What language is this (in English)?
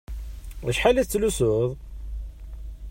Kabyle